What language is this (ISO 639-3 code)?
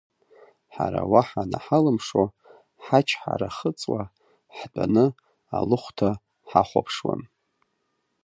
abk